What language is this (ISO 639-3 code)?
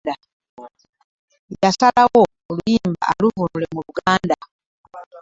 lug